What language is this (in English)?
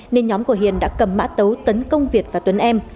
Vietnamese